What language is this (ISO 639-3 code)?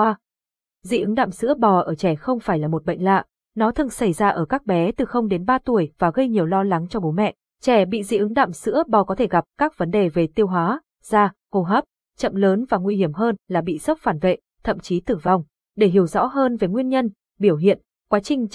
vie